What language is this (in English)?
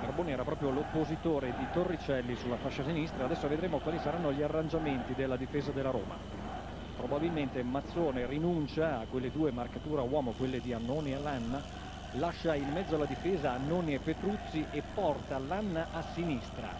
Italian